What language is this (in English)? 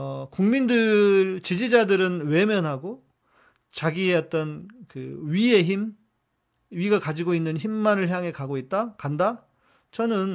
Korean